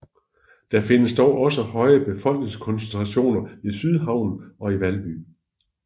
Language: Danish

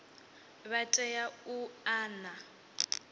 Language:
Venda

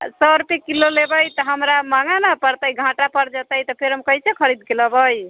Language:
Maithili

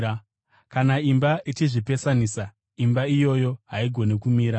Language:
Shona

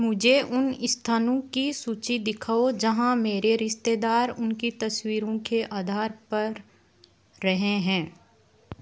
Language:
Hindi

